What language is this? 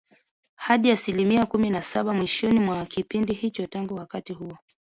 Swahili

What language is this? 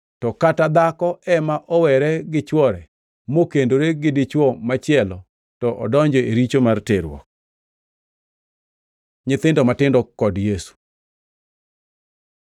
Luo (Kenya and Tanzania)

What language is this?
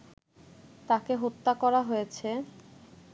Bangla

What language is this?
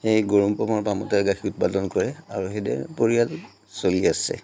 Assamese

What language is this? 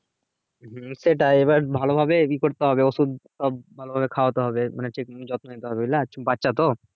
Bangla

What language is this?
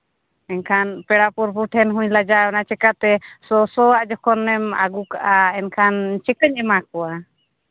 Santali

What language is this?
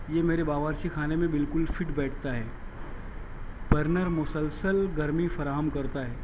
Urdu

